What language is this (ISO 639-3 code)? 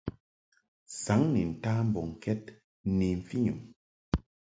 mhk